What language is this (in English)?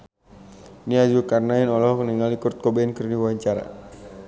Sundanese